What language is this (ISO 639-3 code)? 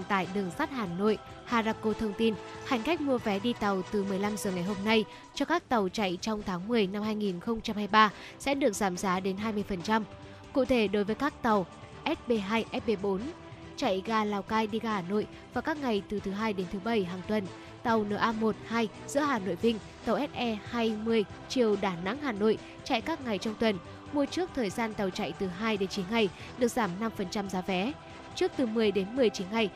vie